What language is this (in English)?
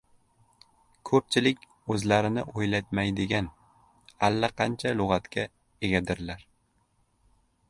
Uzbek